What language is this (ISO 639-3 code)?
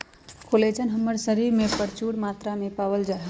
mag